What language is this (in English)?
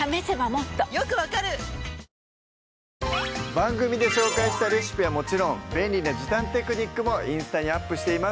Japanese